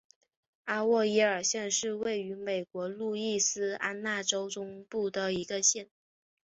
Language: Chinese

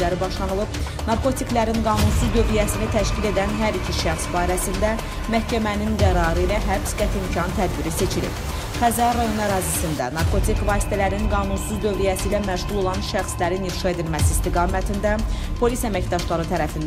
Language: Turkish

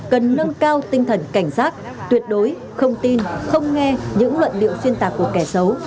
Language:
Vietnamese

